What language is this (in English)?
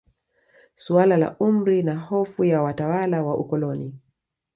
Swahili